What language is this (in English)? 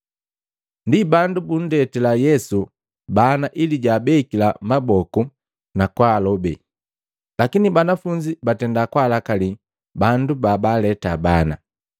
Matengo